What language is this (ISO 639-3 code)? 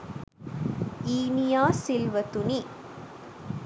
sin